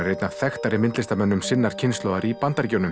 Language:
Icelandic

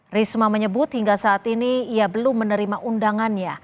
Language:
Indonesian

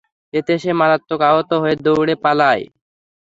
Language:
Bangla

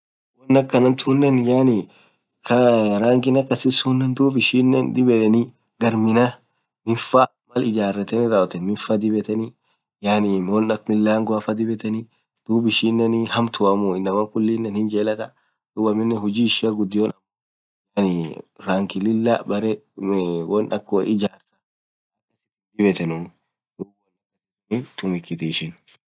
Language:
Orma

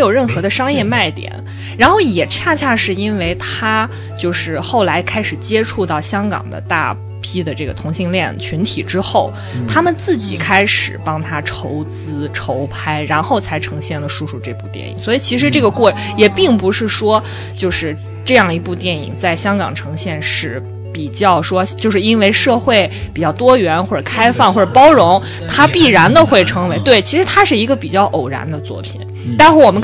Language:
Chinese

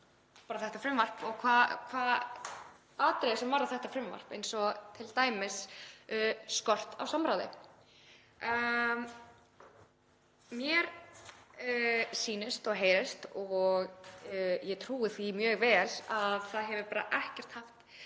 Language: Icelandic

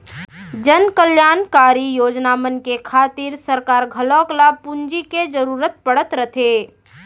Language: Chhattisgarhi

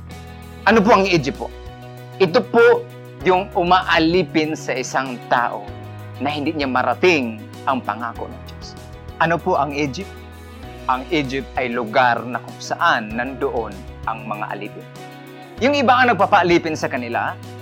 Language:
Filipino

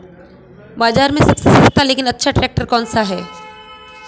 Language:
Hindi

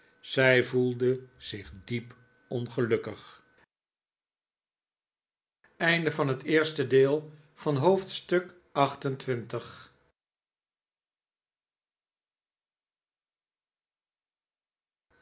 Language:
Dutch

